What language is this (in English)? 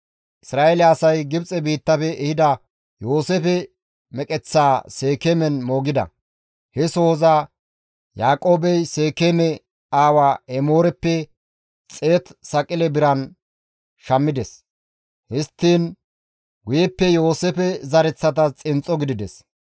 Gamo